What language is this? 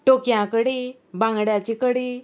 Konkani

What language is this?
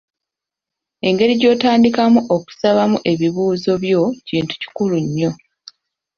Ganda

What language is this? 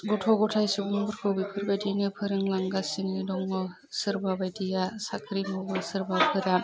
Bodo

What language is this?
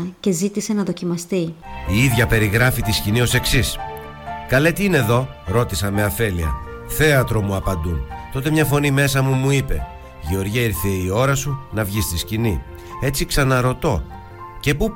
Greek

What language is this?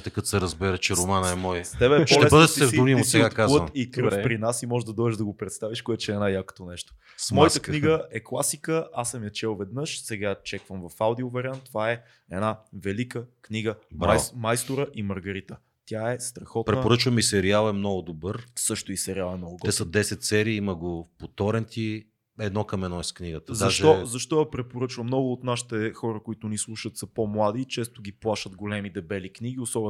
Bulgarian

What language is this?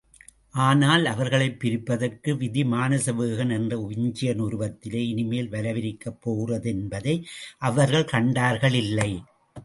Tamil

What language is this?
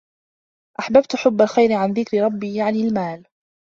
Arabic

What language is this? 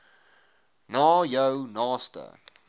Afrikaans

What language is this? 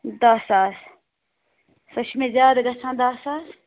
Kashmiri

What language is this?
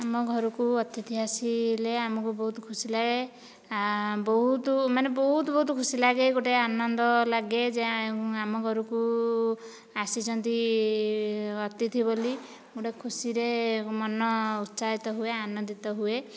Odia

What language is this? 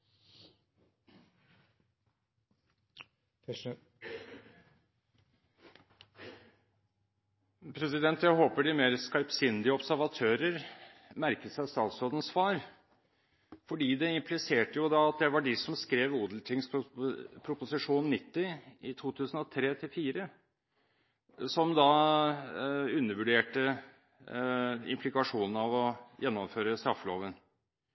Norwegian Bokmål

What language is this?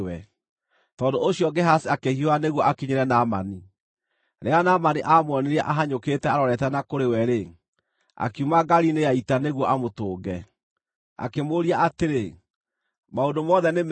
Kikuyu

